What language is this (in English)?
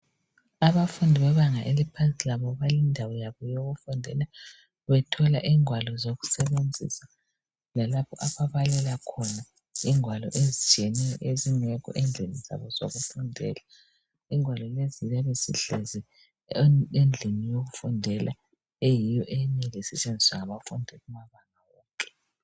North Ndebele